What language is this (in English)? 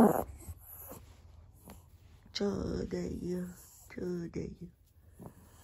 Japanese